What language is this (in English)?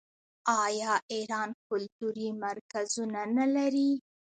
Pashto